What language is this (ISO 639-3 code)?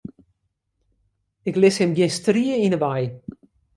fry